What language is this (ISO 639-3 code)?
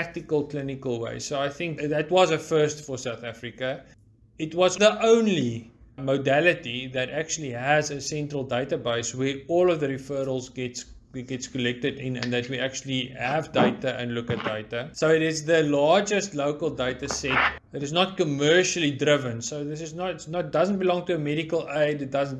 eng